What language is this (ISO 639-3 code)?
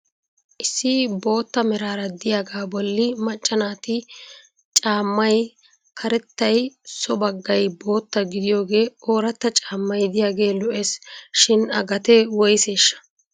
wal